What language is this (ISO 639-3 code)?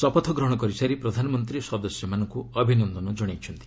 ori